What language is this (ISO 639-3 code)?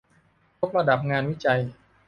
tha